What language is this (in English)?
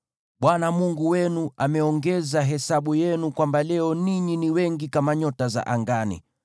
Swahili